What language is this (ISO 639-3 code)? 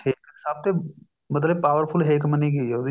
pan